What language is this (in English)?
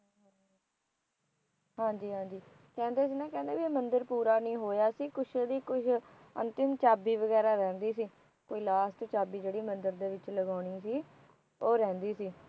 Punjabi